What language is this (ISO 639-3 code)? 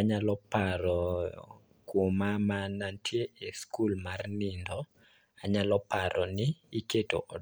luo